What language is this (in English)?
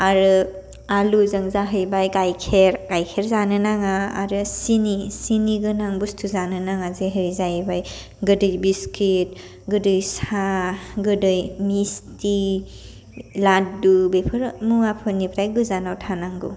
Bodo